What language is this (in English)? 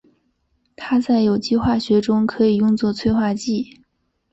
Chinese